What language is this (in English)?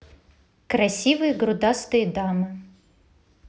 Russian